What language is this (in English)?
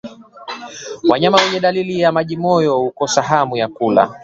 Swahili